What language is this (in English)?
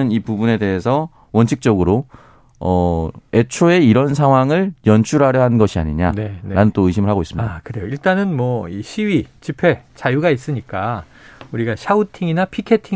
Korean